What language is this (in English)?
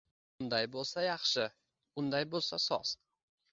Uzbek